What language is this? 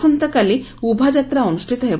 Odia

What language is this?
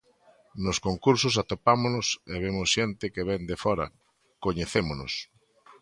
Galician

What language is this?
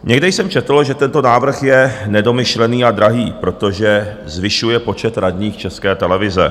Czech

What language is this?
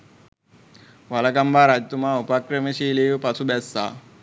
Sinhala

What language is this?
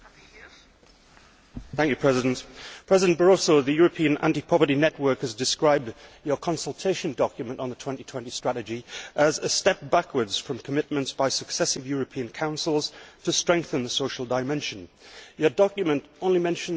English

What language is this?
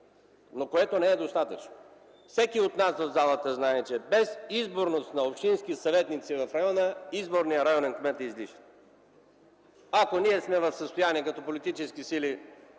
Bulgarian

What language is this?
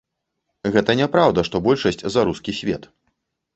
Belarusian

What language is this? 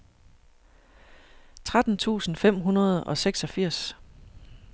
Danish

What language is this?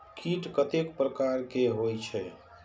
Maithili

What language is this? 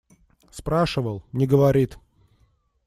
Russian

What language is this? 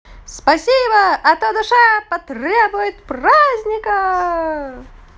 Russian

